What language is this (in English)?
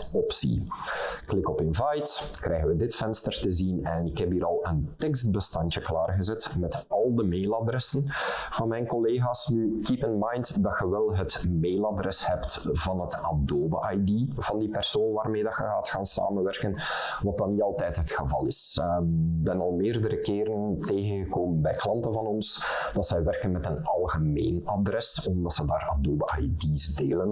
Dutch